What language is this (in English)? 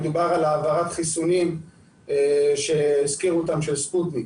Hebrew